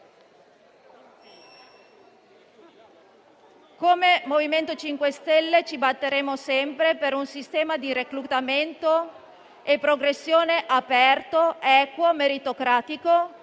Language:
Italian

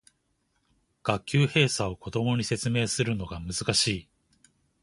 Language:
Japanese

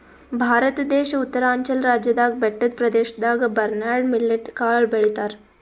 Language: Kannada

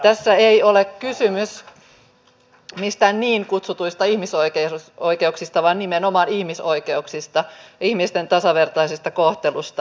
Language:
Finnish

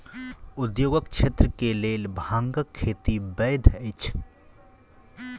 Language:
Maithili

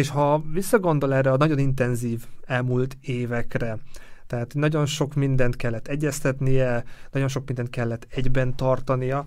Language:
Hungarian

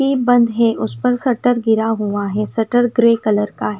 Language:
Hindi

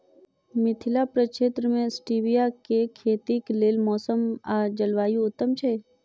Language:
Maithili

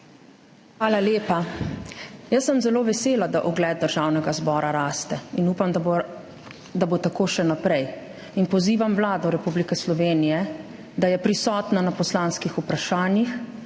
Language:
Slovenian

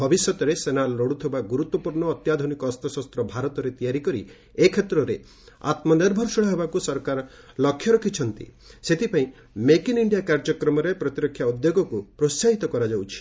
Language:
Odia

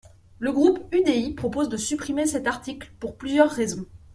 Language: French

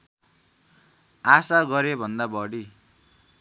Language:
Nepali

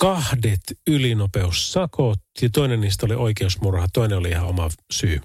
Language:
Finnish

